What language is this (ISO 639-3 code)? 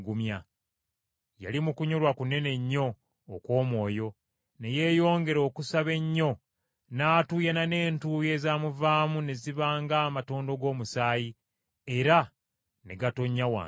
lug